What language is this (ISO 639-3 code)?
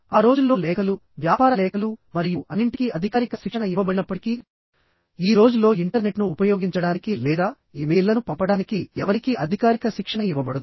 tel